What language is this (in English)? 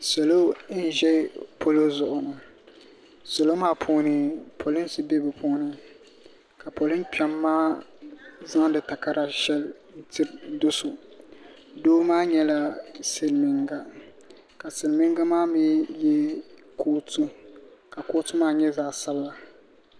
Dagbani